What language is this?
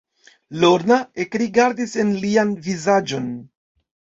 Esperanto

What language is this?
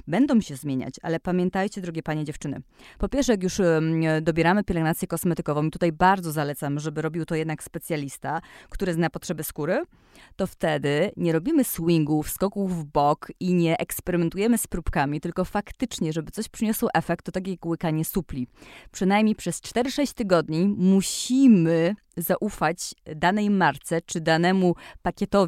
Polish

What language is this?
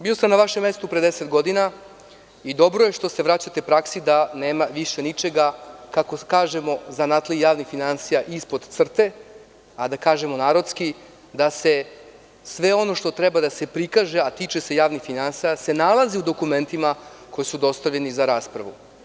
Serbian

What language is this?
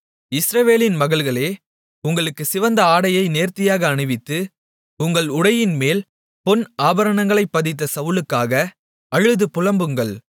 Tamil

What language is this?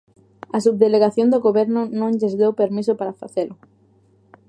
Galician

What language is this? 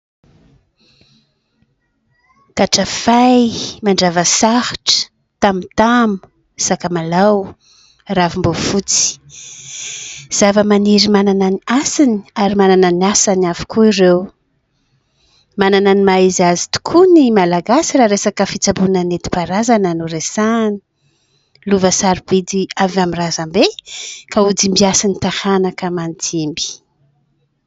Malagasy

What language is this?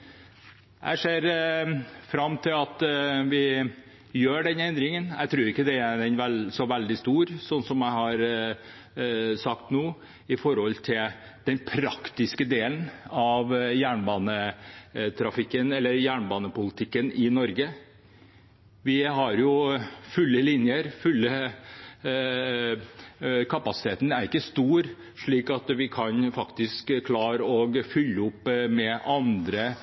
Norwegian Bokmål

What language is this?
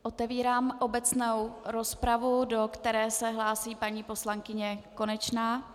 Czech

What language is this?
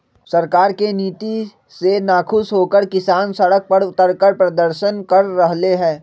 Magahi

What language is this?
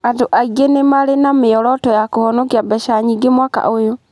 Kikuyu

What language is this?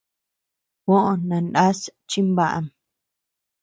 Tepeuxila Cuicatec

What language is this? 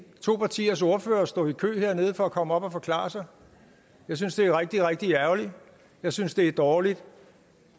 Danish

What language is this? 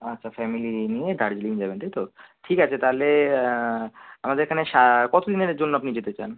Bangla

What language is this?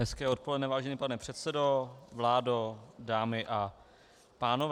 Czech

